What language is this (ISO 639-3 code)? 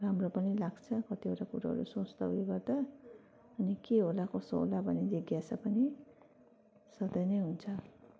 nep